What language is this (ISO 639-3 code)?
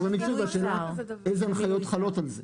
heb